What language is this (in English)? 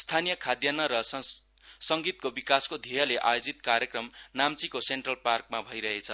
Nepali